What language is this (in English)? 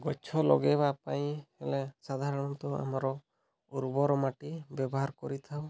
Odia